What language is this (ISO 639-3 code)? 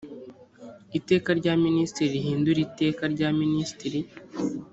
kin